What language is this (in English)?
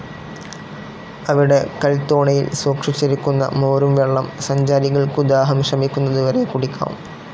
Malayalam